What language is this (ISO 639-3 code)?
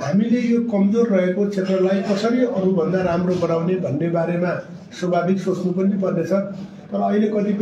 ind